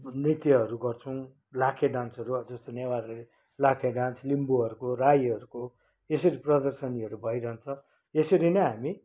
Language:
Nepali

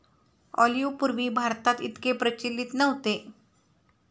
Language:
Marathi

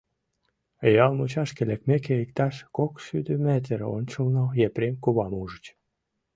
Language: Mari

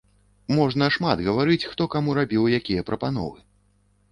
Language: Belarusian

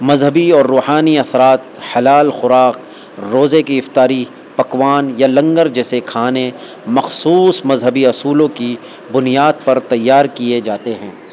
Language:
Urdu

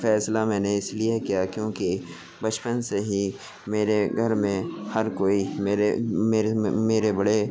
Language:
Urdu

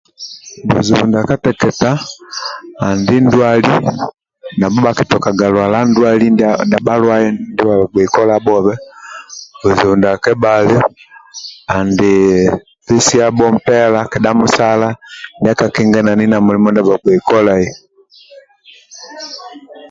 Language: Amba (Uganda)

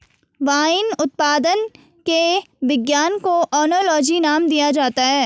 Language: Hindi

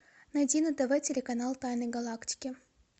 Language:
Russian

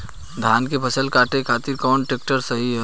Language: Bhojpuri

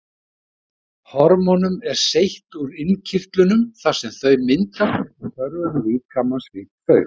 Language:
Icelandic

